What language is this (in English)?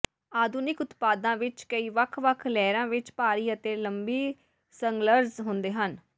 Punjabi